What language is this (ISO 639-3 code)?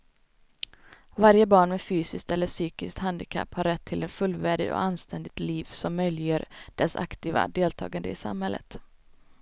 swe